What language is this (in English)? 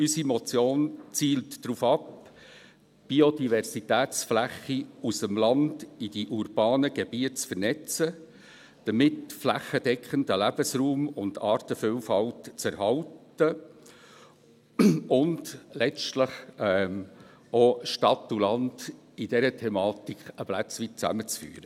Swiss German